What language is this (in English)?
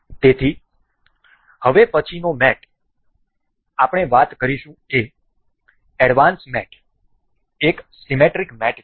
Gujarati